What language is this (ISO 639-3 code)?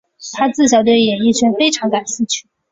zho